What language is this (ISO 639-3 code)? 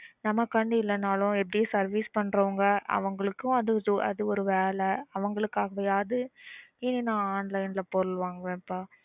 tam